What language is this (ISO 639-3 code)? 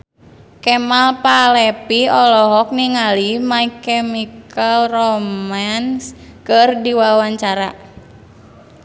sun